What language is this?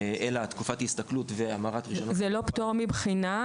Hebrew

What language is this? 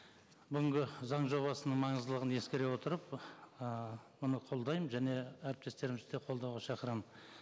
Kazakh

